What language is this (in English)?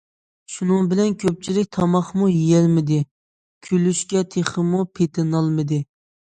Uyghur